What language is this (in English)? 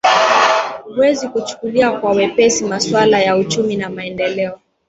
Swahili